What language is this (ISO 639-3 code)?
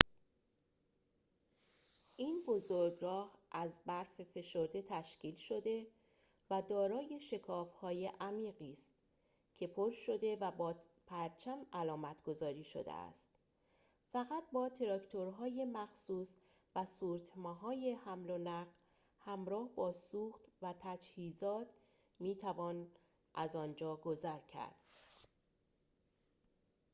fas